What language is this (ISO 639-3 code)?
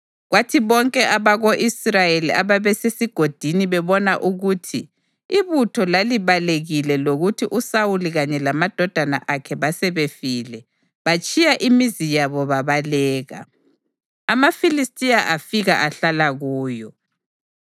nde